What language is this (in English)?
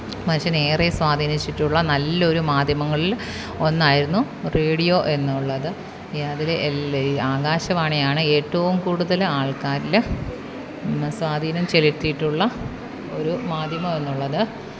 Malayalam